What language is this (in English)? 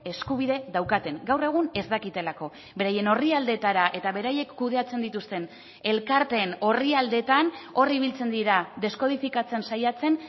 Basque